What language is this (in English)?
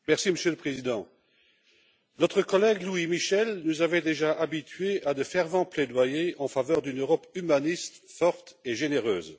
French